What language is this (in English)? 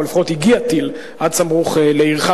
Hebrew